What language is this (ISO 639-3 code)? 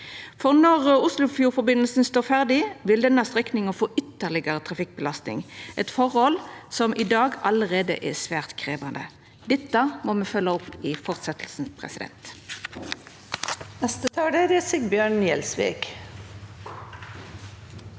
nor